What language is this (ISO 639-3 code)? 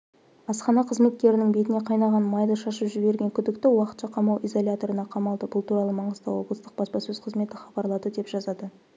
kaz